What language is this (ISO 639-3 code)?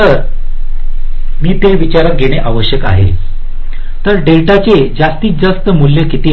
mar